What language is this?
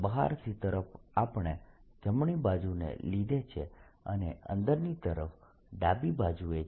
Gujarati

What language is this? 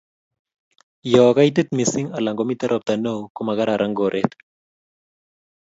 Kalenjin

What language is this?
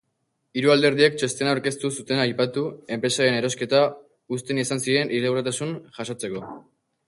Basque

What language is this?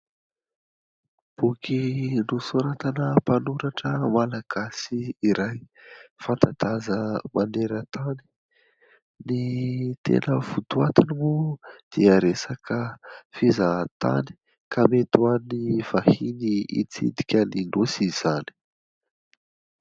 Malagasy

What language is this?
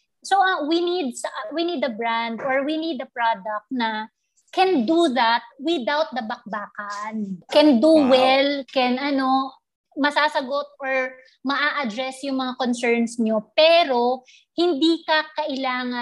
Filipino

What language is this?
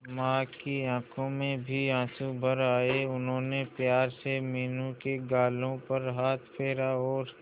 Hindi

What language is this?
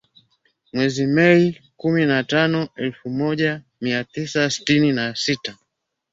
Swahili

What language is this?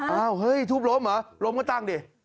Thai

